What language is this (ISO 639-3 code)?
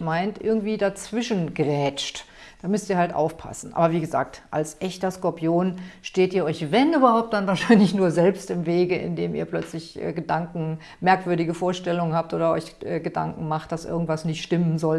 deu